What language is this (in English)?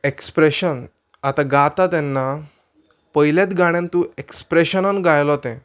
Konkani